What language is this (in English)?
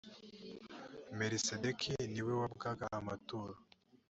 Kinyarwanda